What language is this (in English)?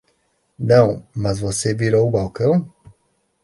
Portuguese